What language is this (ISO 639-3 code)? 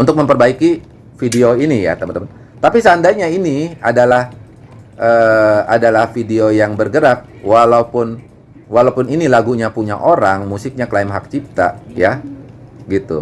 ind